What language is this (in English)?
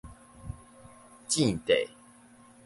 Min Nan Chinese